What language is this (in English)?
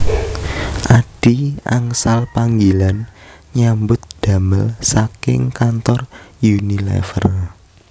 Javanese